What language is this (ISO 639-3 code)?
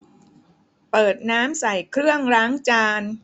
tha